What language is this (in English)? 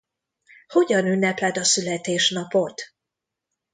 Hungarian